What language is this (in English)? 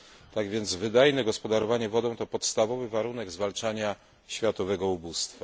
Polish